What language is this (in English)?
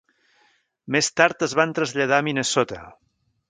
Catalan